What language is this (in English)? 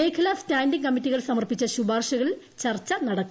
Malayalam